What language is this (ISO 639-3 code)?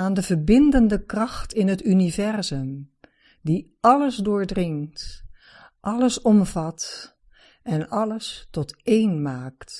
nld